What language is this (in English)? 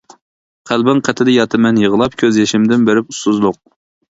Uyghur